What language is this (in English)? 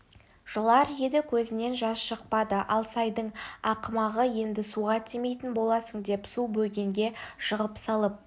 Kazakh